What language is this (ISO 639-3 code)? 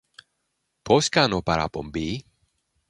ell